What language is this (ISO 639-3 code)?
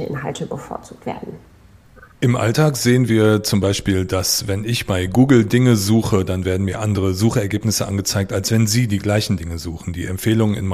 deu